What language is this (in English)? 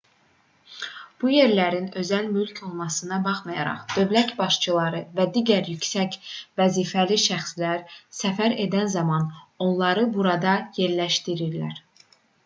Azerbaijani